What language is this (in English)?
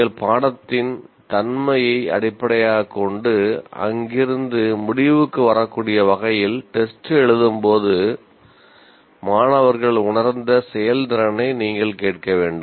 Tamil